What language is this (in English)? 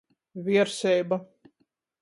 Latgalian